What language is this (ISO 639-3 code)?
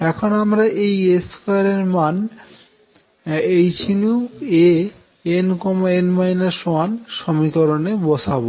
ben